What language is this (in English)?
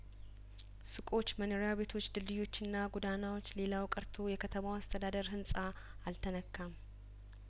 Amharic